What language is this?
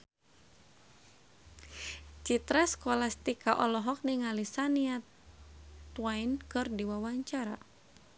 Sundanese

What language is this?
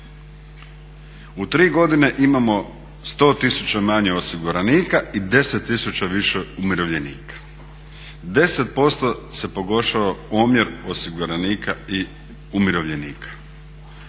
Croatian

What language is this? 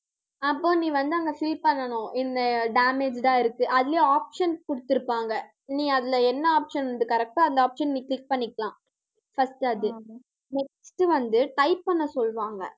Tamil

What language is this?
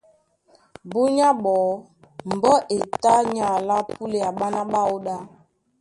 Duala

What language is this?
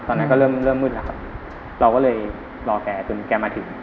Thai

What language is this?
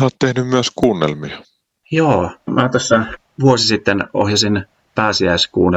Finnish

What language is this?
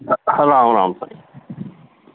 Sindhi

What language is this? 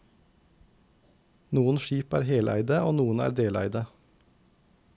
Norwegian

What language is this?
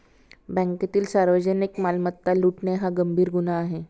Marathi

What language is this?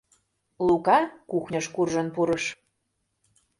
Mari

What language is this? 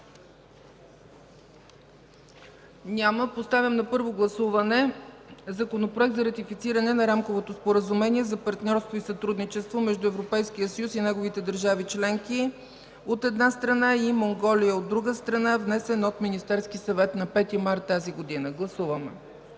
Bulgarian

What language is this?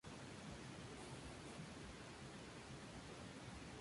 Spanish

